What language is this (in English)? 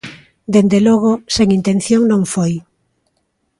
Galician